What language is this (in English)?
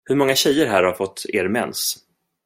Swedish